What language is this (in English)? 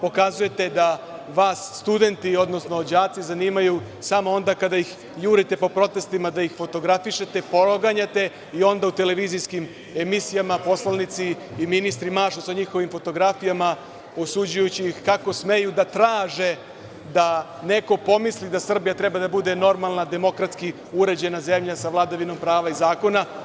Serbian